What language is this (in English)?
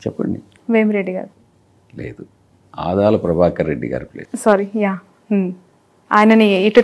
Telugu